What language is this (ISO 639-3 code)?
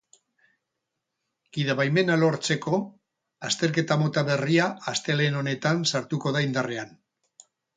eus